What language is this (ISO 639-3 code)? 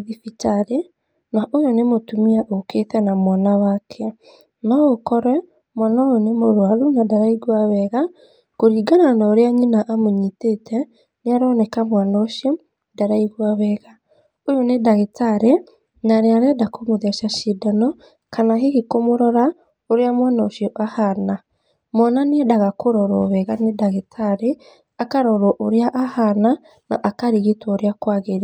kik